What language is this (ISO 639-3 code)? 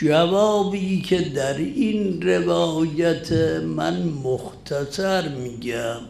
fas